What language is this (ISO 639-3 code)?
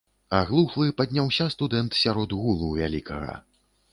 bel